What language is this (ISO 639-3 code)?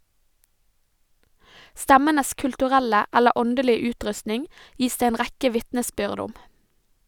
nor